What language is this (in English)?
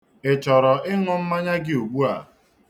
Igbo